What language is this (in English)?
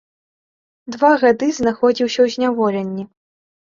Belarusian